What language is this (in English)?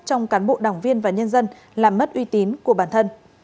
Vietnamese